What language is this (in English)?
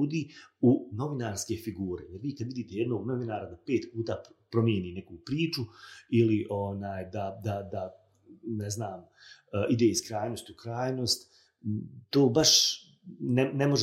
Croatian